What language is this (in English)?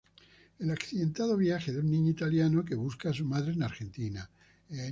Spanish